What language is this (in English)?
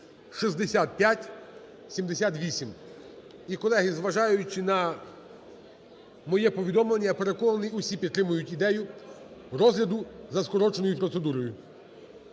Ukrainian